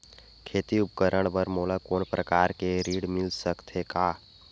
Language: Chhattisgarhi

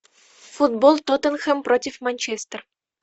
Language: Russian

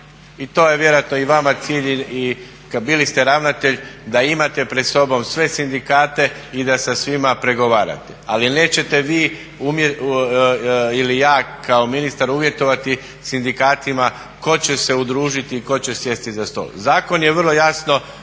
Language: Croatian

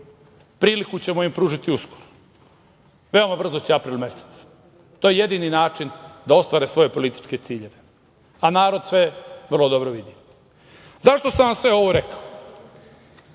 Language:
Serbian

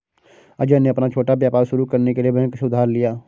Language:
Hindi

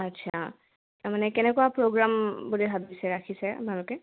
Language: Assamese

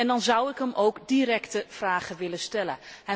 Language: Dutch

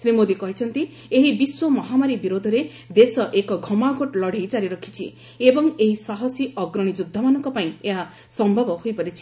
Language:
Odia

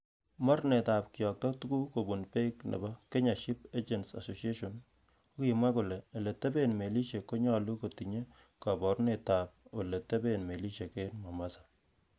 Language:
Kalenjin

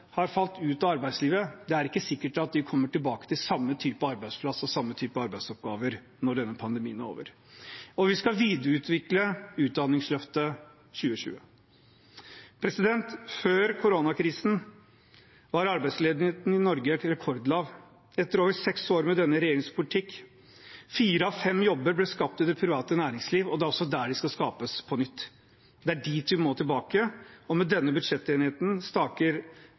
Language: Norwegian Bokmål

